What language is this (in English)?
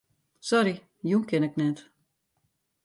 Western Frisian